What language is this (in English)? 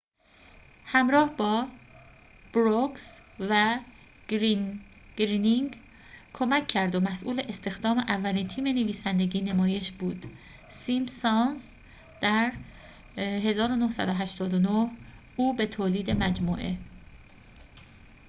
Persian